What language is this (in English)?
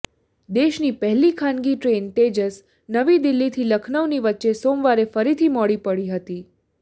Gujarati